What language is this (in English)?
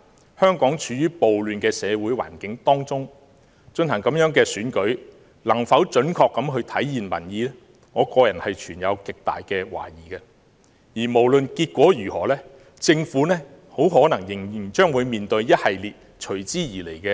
Cantonese